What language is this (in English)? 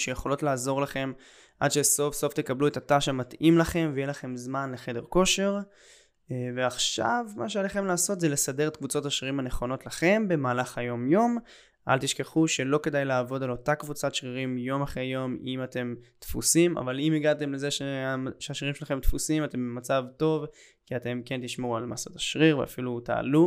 Hebrew